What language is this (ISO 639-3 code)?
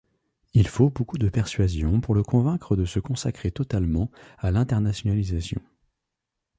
fra